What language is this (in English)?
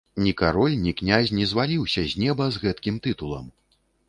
Belarusian